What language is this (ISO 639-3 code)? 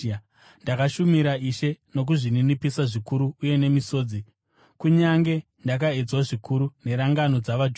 sna